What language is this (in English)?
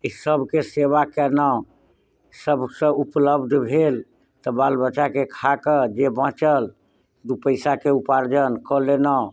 Maithili